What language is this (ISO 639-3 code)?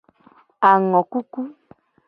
gej